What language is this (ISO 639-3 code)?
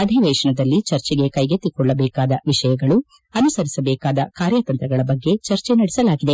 kan